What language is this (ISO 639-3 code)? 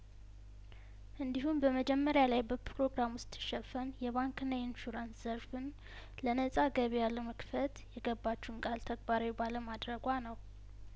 amh